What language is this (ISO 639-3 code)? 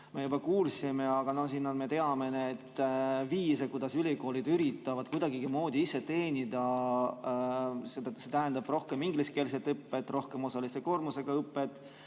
est